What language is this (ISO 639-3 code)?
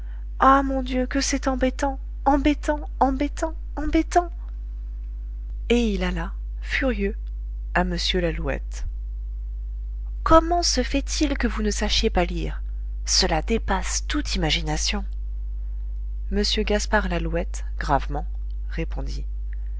fra